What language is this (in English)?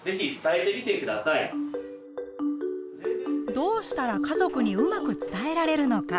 Japanese